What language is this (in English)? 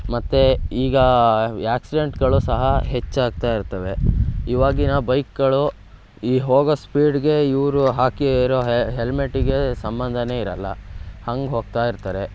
Kannada